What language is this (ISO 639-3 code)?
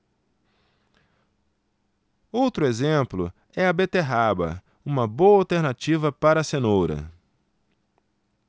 por